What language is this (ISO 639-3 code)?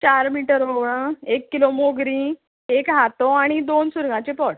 kok